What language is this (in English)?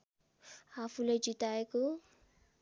Nepali